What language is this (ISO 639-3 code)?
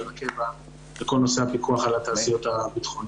heb